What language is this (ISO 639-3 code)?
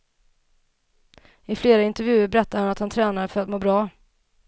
swe